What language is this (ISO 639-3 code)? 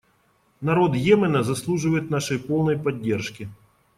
rus